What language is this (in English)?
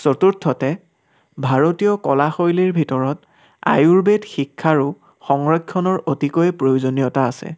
Assamese